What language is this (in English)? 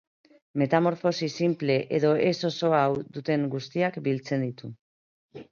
Basque